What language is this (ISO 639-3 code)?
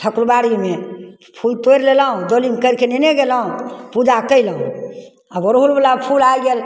mai